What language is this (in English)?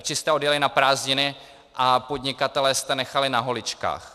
Czech